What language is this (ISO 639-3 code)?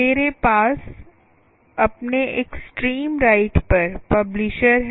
hin